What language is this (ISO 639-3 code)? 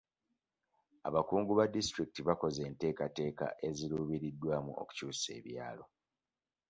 lug